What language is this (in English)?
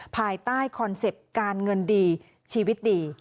Thai